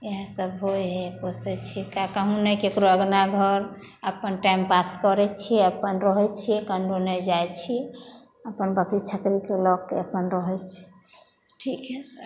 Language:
Maithili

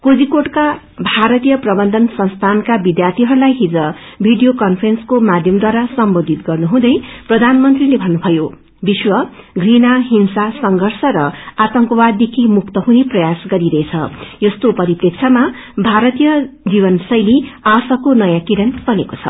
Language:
Nepali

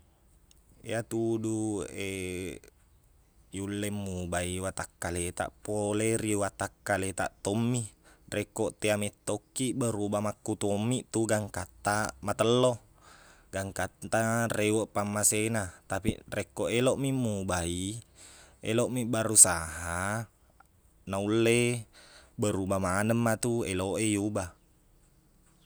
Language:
Buginese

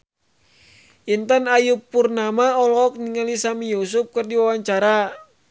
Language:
Sundanese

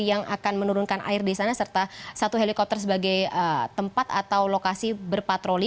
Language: Indonesian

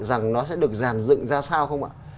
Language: Vietnamese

